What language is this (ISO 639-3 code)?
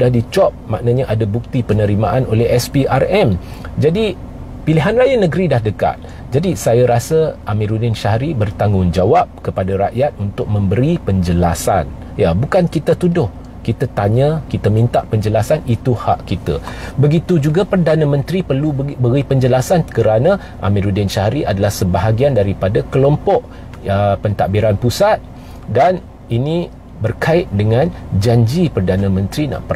msa